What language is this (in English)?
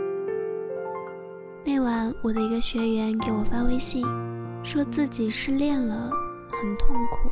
Chinese